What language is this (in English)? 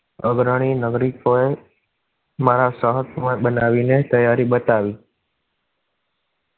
Gujarati